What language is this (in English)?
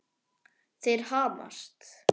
Icelandic